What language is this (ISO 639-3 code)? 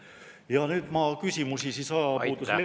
est